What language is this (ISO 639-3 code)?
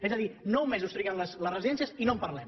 cat